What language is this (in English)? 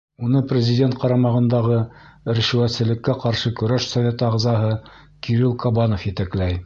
Bashkir